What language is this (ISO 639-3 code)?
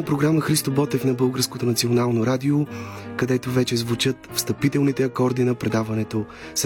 bul